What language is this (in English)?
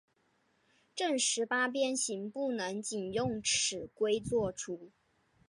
Chinese